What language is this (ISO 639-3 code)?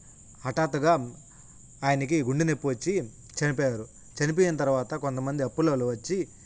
tel